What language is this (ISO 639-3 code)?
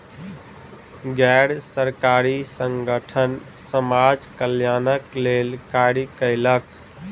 mai